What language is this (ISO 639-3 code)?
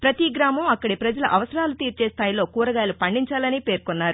tel